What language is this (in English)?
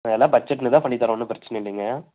Tamil